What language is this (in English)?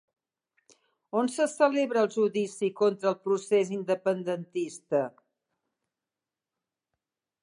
Catalan